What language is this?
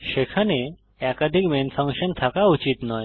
Bangla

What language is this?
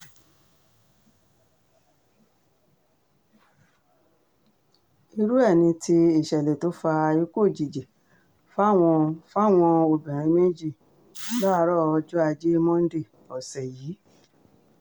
Yoruba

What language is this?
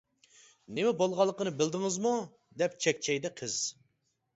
Uyghur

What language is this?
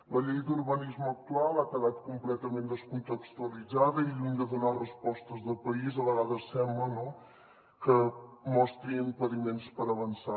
Catalan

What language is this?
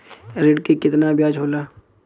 Bhojpuri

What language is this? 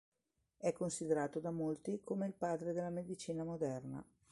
Italian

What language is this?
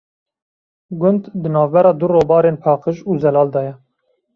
Kurdish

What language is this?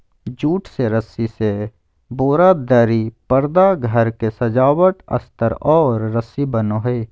Magahi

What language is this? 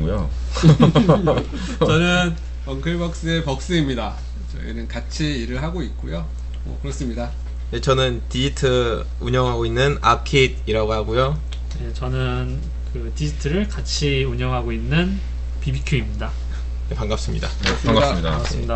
Korean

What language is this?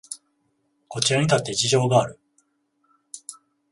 Japanese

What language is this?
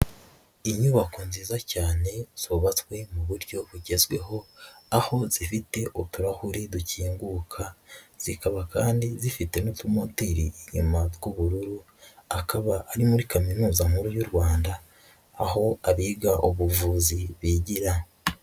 Kinyarwanda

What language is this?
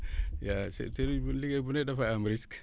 Wolof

